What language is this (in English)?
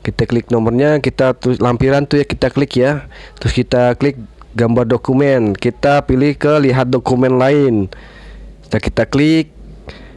Indonesian